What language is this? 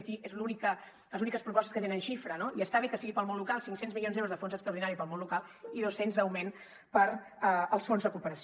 Catalan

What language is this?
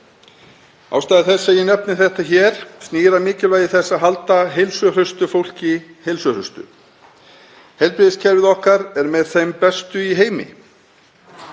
Icelandic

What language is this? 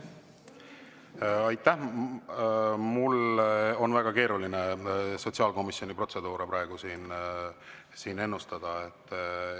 Estonian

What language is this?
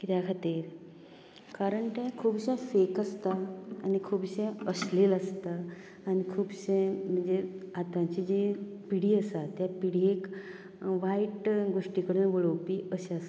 Konkani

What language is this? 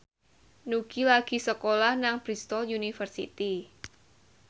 Javanese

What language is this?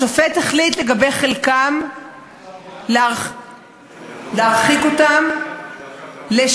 Hebrew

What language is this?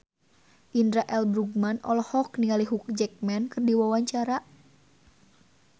Sundanese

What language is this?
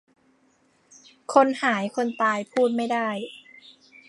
Thai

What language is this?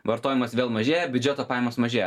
Lithuanian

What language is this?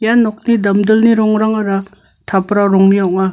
Garo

